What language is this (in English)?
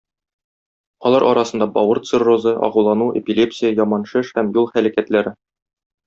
Tatar